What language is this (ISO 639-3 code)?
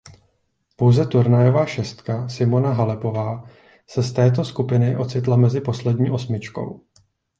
ces